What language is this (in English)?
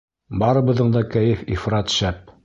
Bashkir